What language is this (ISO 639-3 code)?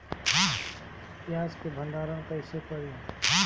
bho